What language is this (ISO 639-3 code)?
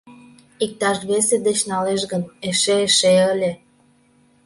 chm